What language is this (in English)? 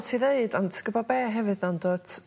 Welsh